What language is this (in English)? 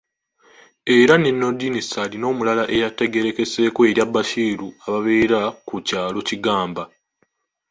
Ganda